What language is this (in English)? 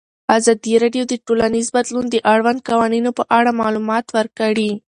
Pashto